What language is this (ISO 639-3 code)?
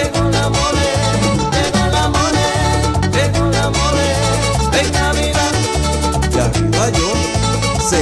spa